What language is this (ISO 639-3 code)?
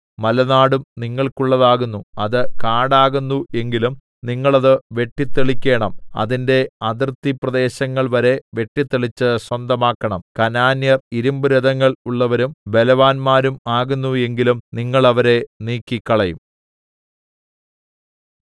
mal